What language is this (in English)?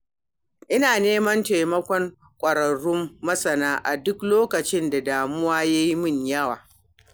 Hausa